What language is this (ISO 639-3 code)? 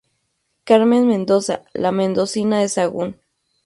spa